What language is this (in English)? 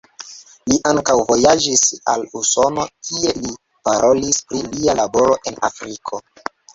Esperanto